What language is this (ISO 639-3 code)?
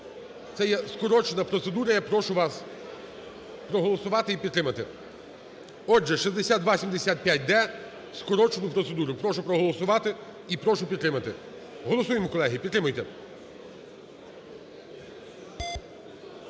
ukr